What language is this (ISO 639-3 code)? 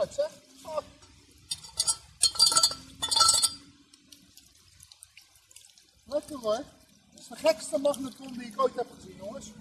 nld